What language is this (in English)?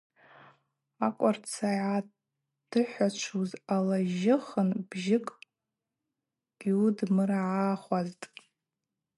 Abaza